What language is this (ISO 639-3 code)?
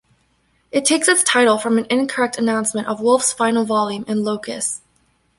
eng